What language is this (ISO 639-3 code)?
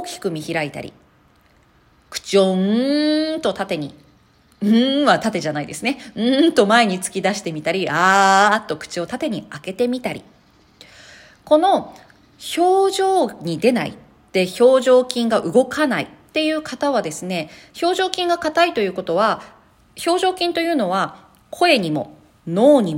jpn